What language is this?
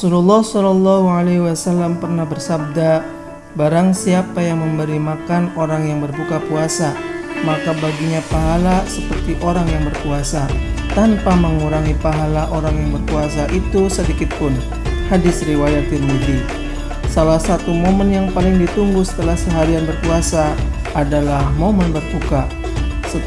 Indonesian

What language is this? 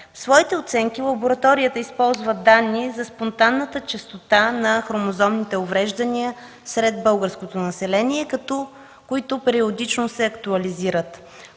Bulgarian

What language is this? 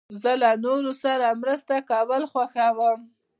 Pashto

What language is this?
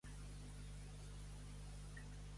Catalan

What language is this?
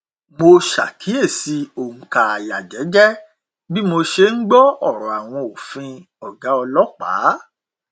Yoruba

